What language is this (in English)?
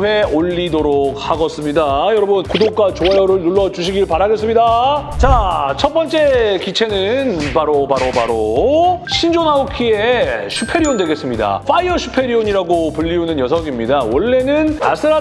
Korean